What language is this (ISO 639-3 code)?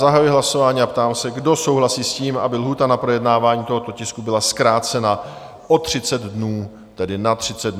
ces